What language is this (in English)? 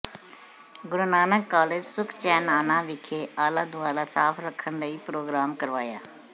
Punjabi